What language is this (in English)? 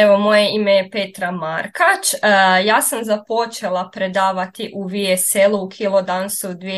Croatian